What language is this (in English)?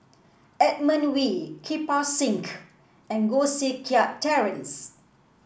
English